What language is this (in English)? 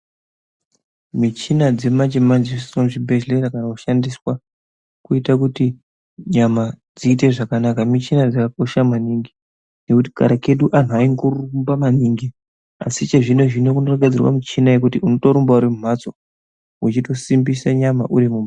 Ndau